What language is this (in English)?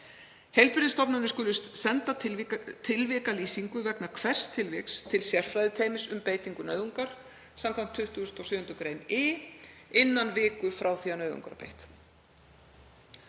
Icelandic